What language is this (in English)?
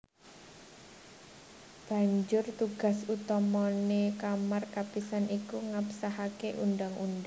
Javanese